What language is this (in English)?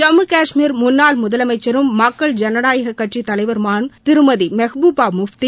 Tamil